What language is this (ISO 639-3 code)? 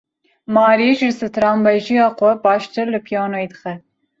kur